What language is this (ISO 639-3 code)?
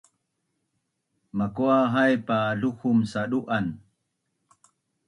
bnn